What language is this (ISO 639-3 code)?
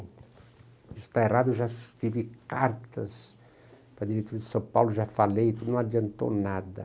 por